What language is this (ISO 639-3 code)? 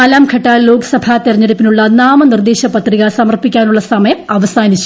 mal